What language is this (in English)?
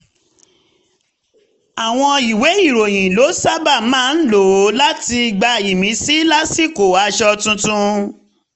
Yoruba